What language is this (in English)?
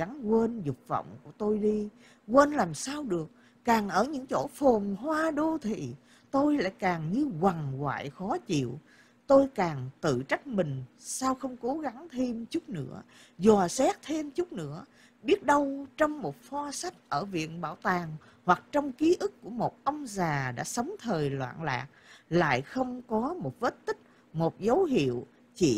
Vietnamese